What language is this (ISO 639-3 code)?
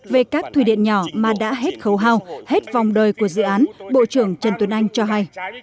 vie